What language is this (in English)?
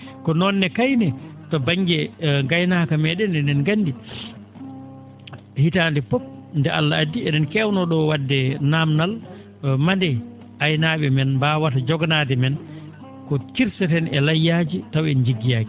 Fula